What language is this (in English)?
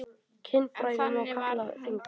Icelandic